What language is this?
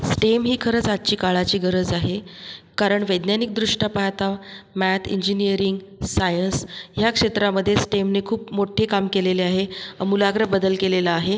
Marathi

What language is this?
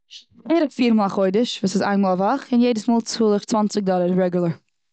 Yiddish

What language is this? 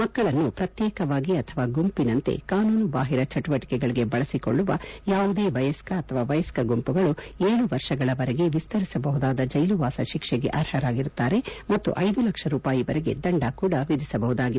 Kannada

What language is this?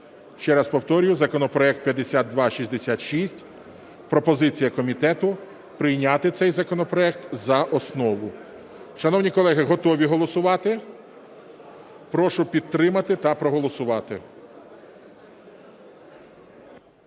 Ukrainian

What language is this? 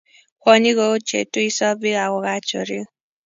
Kalenjin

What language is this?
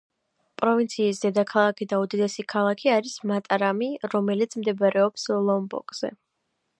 Georgian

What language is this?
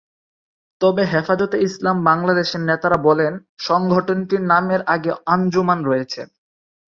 Bangla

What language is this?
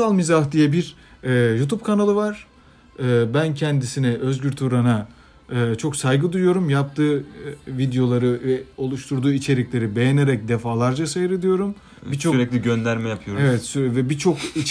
Turkish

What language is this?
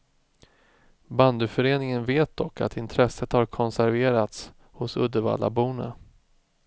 Swedish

